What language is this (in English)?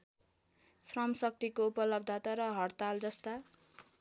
Nepali